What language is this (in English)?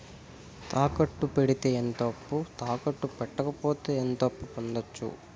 Telugu